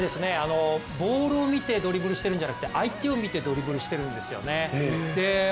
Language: Japanese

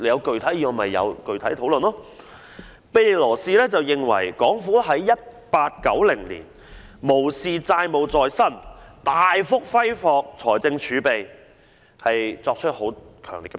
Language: Cantonese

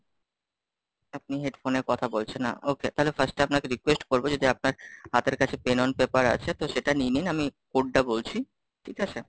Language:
Bangla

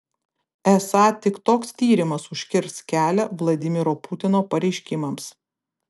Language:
Lithuanian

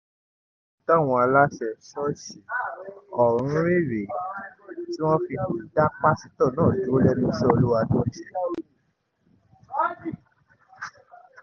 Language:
Yoruba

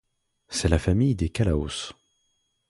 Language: French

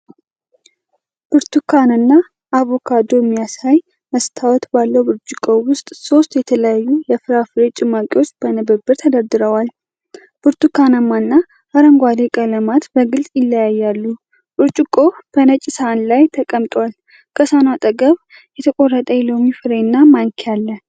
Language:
Amharic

